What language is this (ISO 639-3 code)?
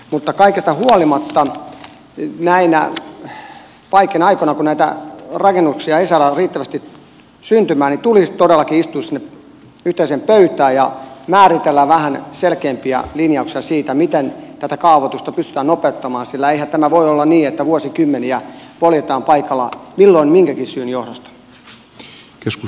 fin